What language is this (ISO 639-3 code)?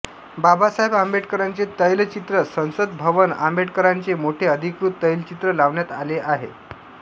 mar